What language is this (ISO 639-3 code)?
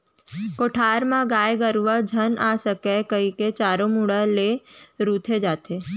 hne